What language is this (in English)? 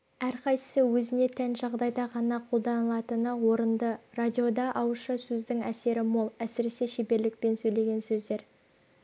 Kazakh